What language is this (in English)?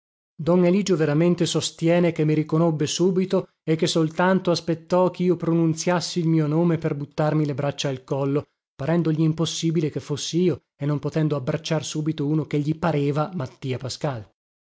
Italian